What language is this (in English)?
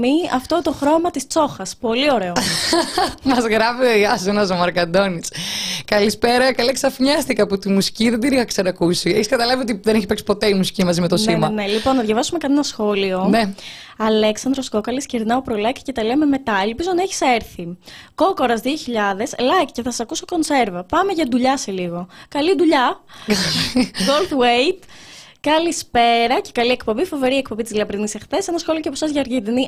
Greek